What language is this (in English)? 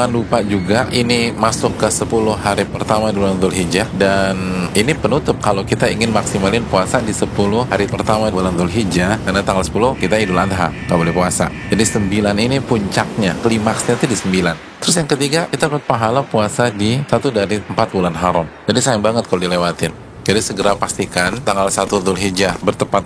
Indonesian